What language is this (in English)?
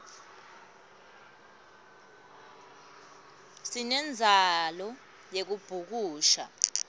Swati